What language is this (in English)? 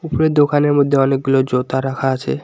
Bangla